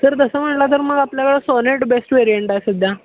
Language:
Marathi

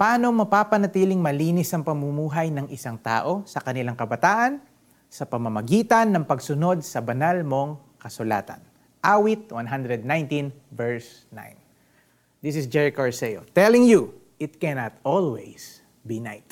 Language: Filipino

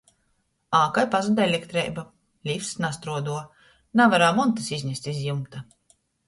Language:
Latgalian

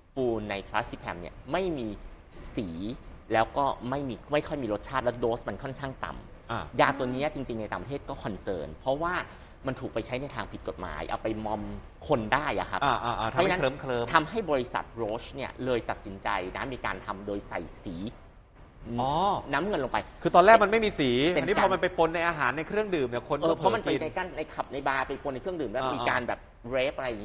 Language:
Thai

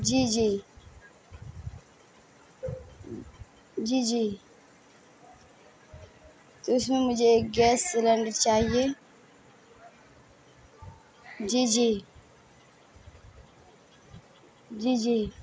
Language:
Urdu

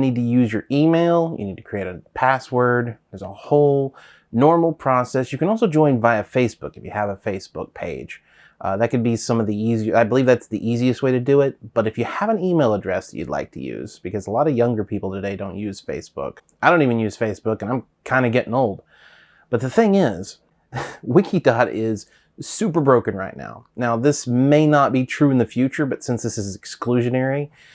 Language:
English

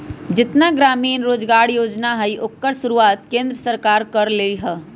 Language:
Magahi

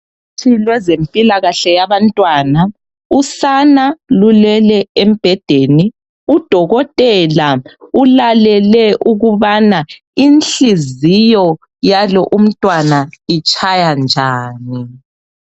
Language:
North Ndebele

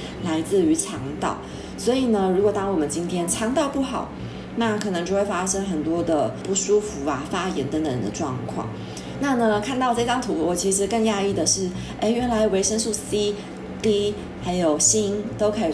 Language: Chinese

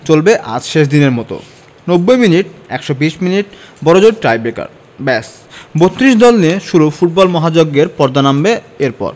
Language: Bangla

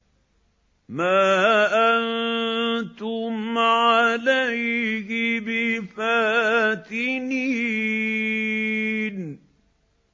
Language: Arabic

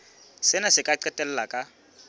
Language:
Southern Sotho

